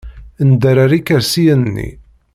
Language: Kabyle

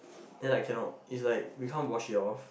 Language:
English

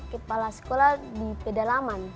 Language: Indonesian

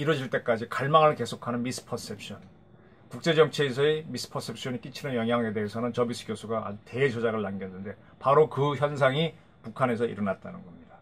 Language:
Korean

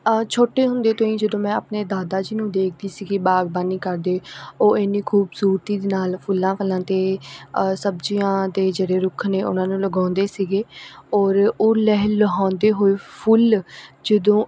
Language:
Punjabi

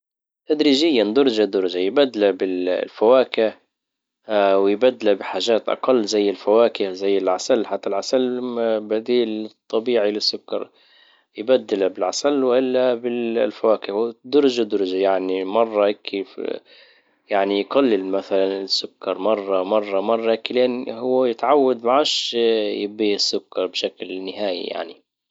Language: Libyan Arabic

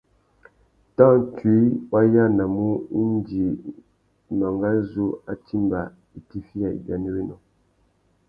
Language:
Tuki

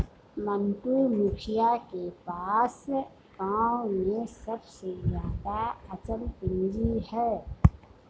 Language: Hindi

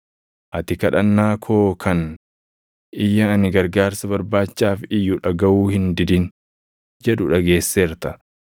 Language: Oromo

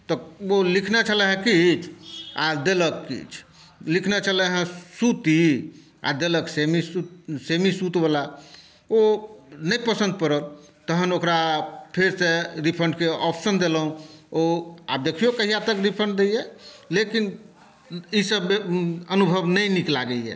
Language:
Maithili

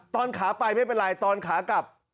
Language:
Thai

